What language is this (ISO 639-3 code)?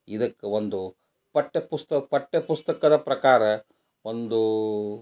kan